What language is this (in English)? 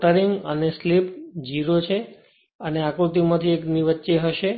Gujarati